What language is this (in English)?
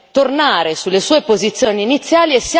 Italian